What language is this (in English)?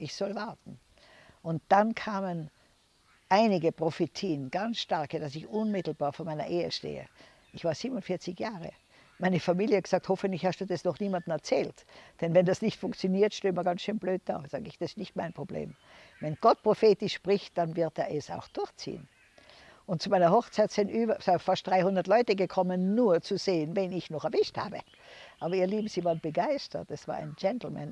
German